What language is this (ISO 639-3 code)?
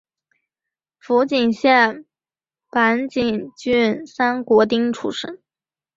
zho